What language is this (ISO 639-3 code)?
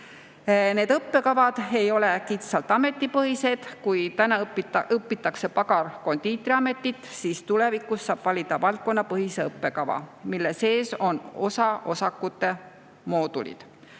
est